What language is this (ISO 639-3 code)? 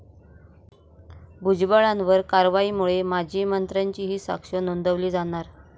mar